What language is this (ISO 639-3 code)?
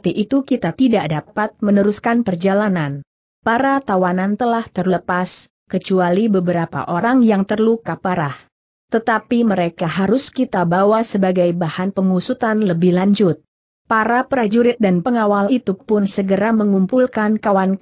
ind